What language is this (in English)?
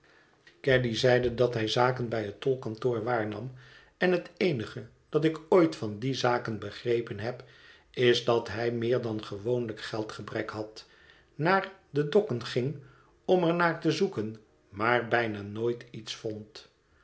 Dutch